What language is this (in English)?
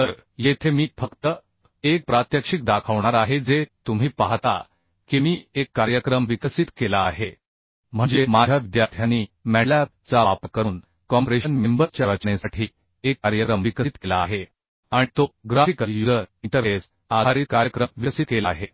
Marathi